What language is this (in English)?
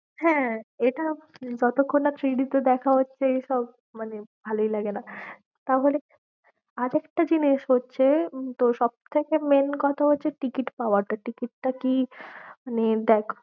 Bangla